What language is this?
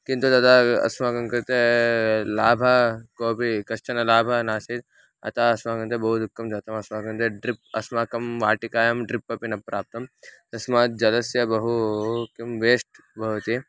Sanskrit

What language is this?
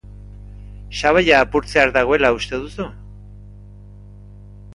Basque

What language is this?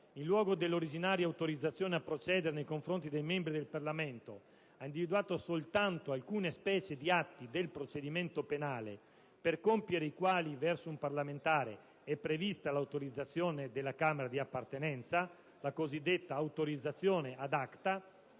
Italian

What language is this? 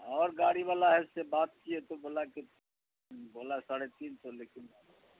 Urdu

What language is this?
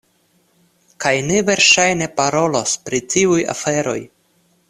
Esperanto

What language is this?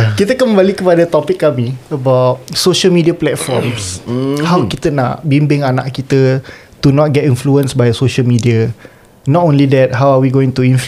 Malay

